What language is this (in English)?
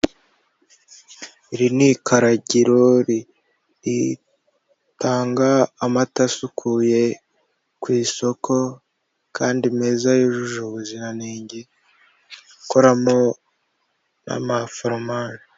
Kinyarwanda